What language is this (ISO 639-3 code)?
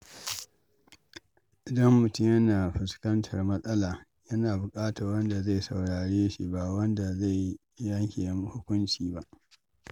hau